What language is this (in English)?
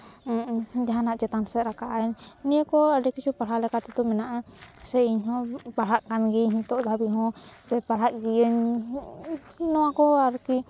Santali